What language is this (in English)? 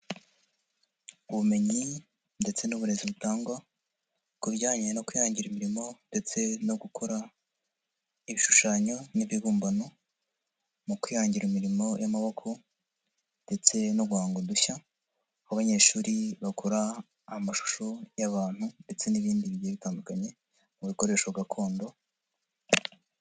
Kinyarwanda